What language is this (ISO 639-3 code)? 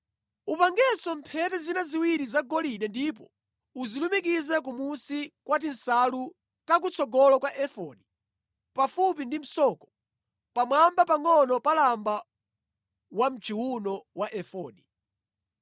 nya